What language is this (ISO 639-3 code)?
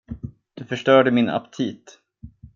swe